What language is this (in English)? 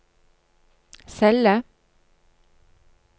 Norwegian